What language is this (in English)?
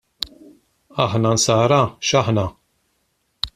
Maltese